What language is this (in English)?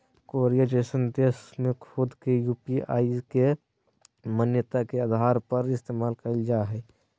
Magahi